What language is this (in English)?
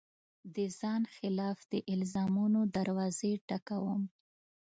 Pashto